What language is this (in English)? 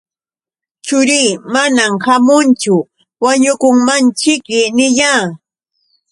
Yauyos Quechua